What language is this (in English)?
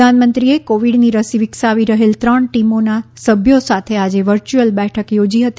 Gujarati